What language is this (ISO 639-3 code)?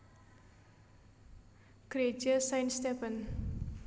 jav